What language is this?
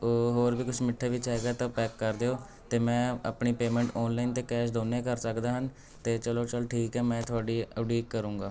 Punjabi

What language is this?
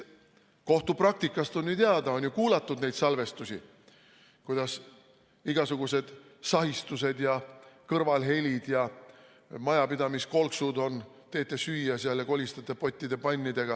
Estonian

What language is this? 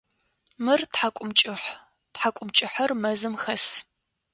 Adyghe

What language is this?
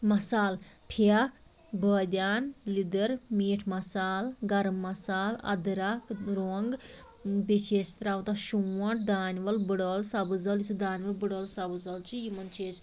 Kashmiri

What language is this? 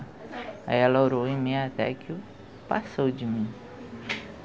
Portuguese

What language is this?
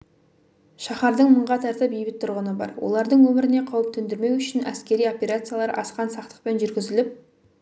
Kazakh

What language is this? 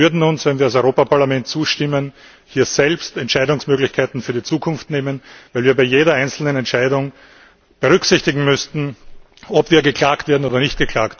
German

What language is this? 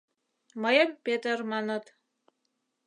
Mari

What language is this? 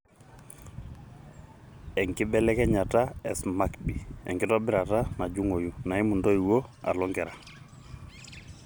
Masai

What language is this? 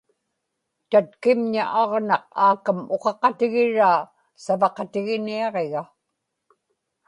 Inupiaq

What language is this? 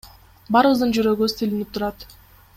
Kyrgyz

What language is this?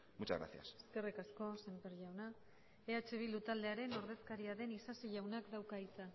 Basque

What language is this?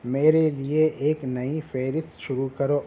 Urdu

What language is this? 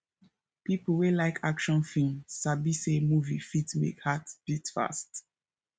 Nigerian Pidgin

